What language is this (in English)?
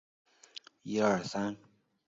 Chinese